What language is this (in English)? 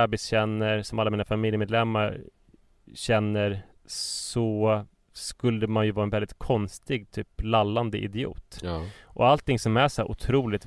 Swedish